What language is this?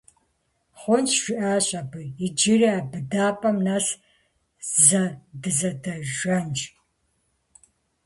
Kabardian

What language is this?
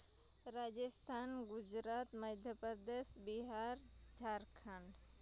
Santali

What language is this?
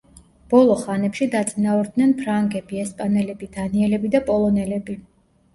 Georgian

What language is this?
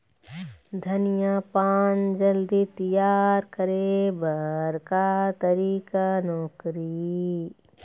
Chhattisgarhi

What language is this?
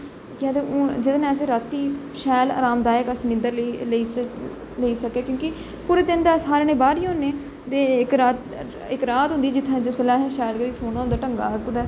Dogri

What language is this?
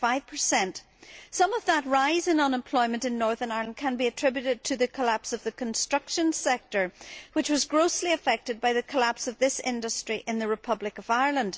English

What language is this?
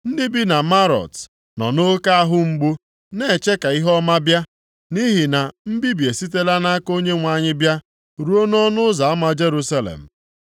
Igbo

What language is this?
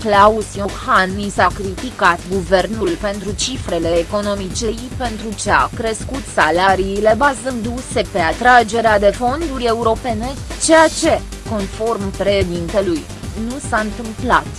Romanian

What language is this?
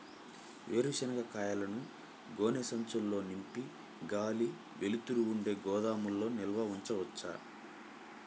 Telugu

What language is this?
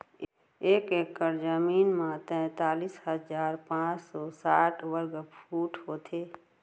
Chhattisgarhi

